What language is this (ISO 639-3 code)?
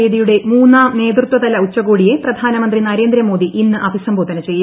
mal